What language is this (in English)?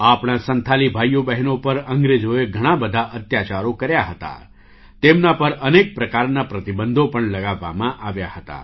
Gujarati